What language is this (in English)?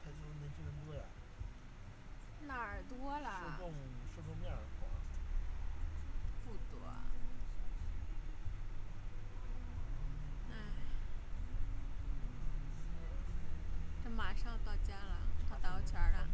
Chinese